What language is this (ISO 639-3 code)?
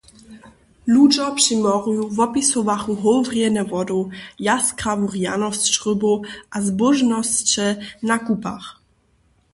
hsb